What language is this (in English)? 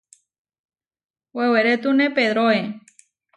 Huarijio